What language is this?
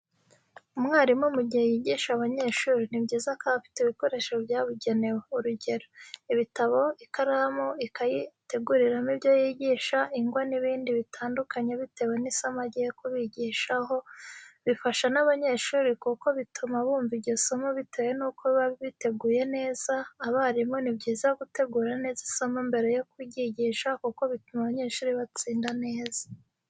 Kinyarwanda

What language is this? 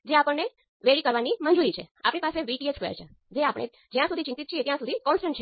Gujarati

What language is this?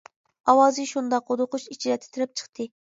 Uyghur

